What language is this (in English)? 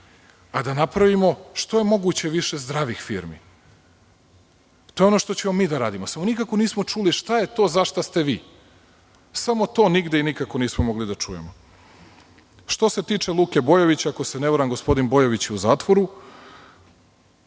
Serbian